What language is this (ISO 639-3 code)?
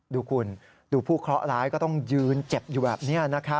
tha